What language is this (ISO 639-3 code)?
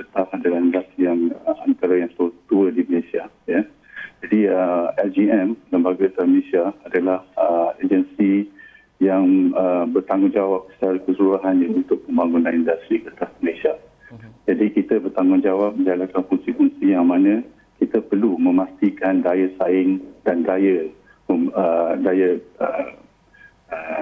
msa